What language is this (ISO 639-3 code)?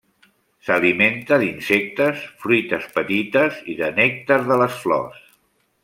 cat